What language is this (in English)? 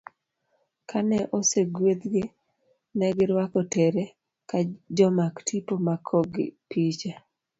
Luo (Kenya and Tanzania)